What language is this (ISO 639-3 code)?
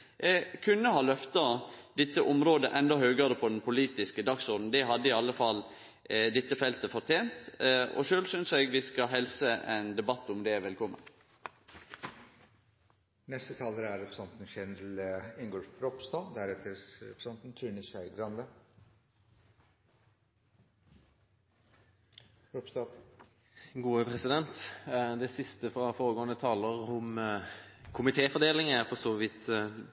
nor